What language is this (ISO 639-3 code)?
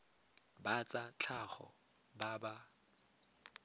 tsn